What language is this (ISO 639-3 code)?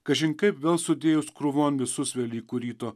lit